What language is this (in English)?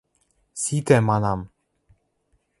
Western Mari